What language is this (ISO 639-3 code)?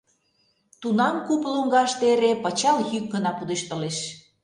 chm